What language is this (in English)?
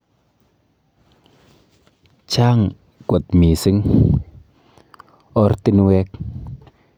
Kalenjin